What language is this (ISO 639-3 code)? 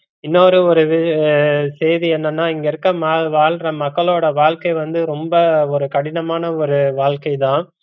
tam